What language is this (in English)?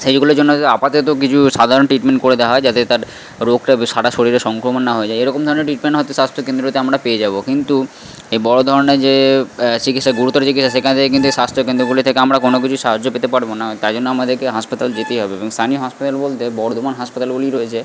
Bangla